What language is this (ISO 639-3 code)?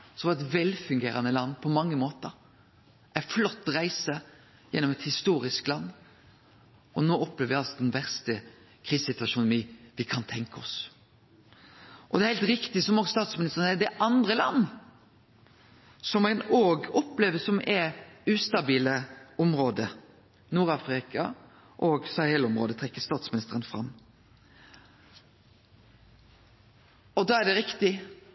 nno